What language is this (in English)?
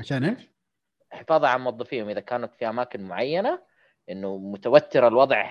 Arabic